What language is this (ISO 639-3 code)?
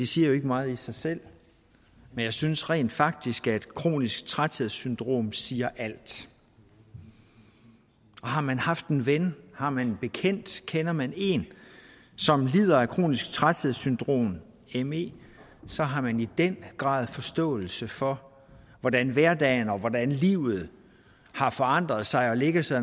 dan